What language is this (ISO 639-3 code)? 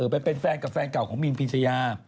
tha